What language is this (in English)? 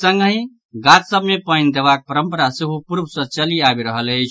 Maithili